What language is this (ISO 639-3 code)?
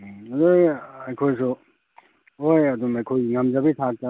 mni